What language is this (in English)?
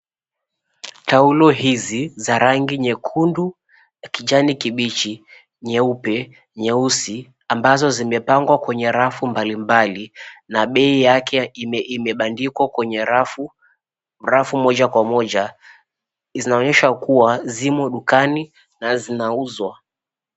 Swahili